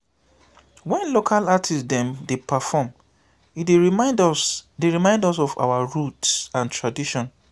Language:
Nigerian Pidgin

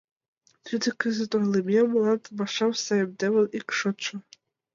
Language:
Mari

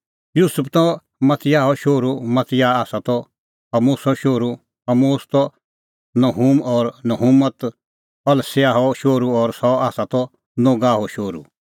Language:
Kullu Pahari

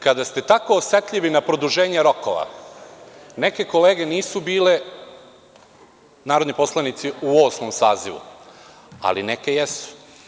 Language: Serbian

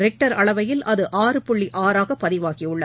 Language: Tamil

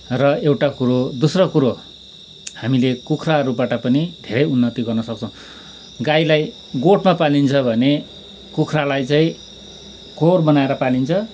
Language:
Nepali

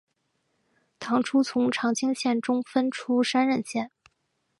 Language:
Chinese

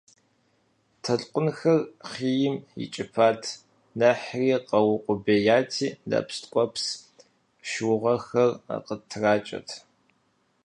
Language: Kabardian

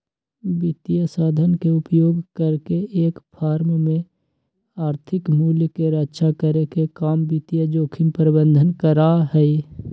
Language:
Magahi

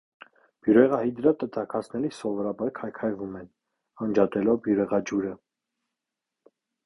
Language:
Armenian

